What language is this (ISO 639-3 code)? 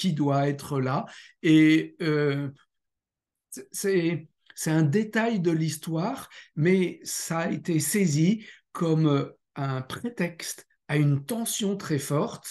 fra